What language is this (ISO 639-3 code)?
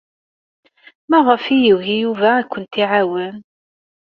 kab